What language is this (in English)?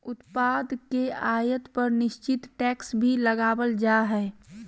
Magahi